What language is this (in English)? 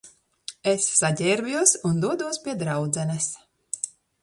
Latvian